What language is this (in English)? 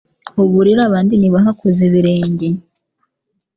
Kinyarwanda